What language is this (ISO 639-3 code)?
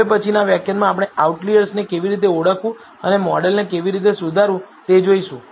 guj